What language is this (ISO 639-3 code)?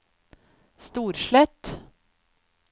nor